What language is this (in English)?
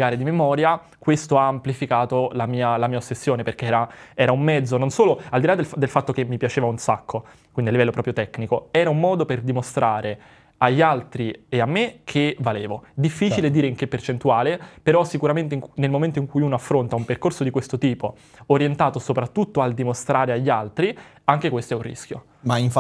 Italian